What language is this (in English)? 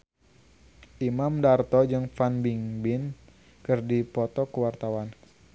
Sundanese